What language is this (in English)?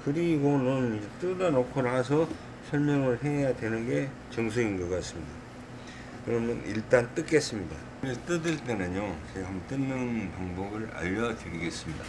Korean